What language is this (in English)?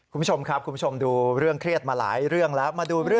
Thai